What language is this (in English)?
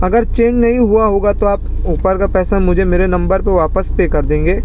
Urdu